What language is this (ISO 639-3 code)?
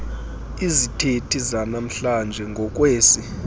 xho